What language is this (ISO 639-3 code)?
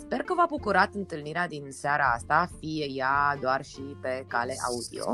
ron